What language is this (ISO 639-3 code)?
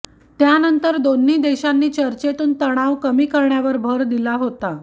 mar